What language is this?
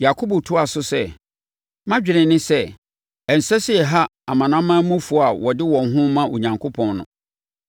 Akan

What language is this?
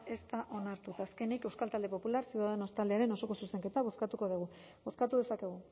Basque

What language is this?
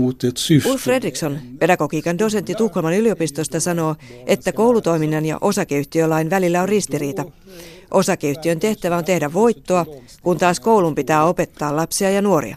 Finnish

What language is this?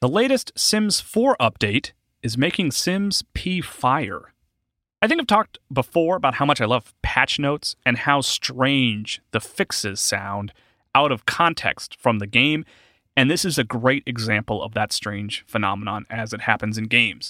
English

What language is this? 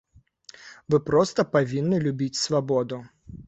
Belarusian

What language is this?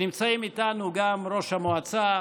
Hebrew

